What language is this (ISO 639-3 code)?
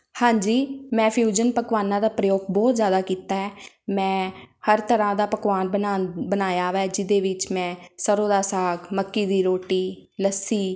pan